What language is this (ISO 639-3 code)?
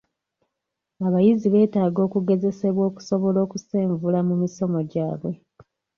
lug